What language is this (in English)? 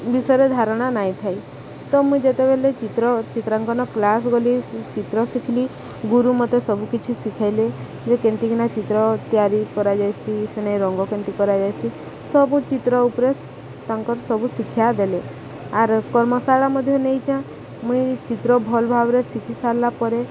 Odia